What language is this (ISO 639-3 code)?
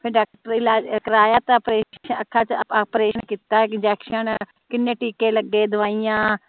pan